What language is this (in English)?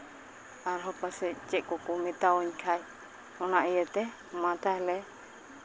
Santali